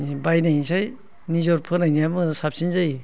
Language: Bodo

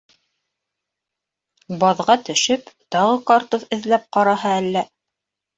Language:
Bashkir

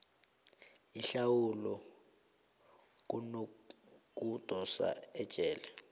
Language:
South Ndebele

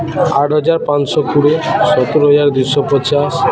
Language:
Odia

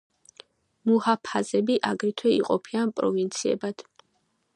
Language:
Georgian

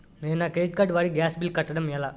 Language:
Telugu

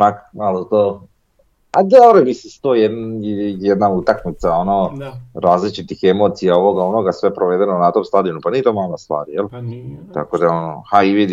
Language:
Croatian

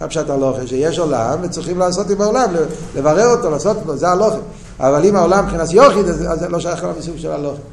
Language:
Hebrew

